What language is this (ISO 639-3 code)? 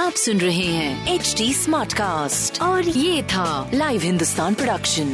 hin